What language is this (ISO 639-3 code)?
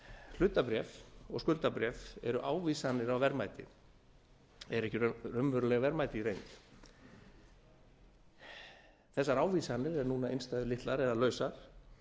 isl